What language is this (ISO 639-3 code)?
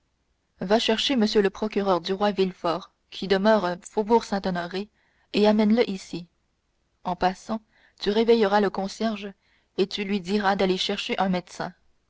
fra